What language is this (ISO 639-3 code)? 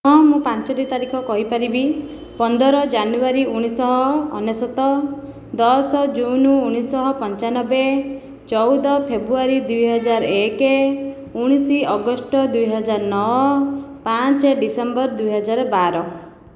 ori